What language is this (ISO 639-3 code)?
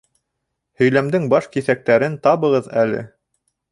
bak